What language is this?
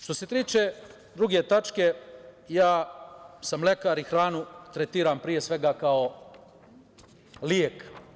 Serbian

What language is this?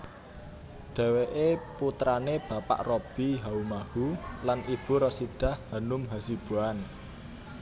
Javanese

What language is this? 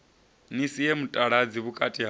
Venda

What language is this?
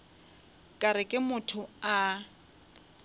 Northern Sotho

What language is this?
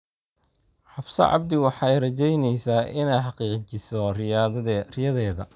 Somali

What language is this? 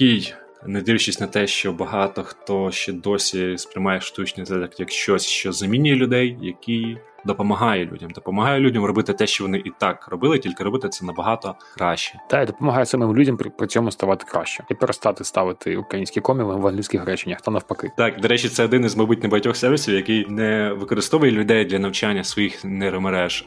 Ukrainian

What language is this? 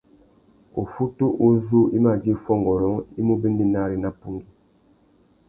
Tuki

